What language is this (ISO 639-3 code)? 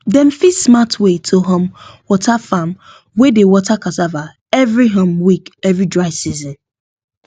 pcm